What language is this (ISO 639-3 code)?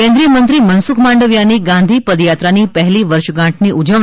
guj